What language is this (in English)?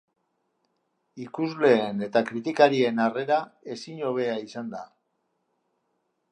Basque